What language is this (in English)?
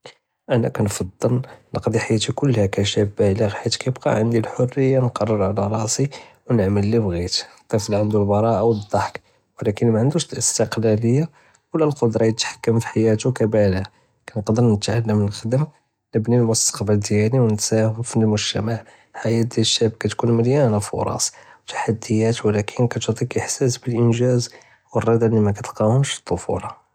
Judeo-Arabic